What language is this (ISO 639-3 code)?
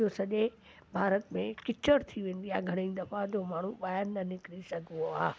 snd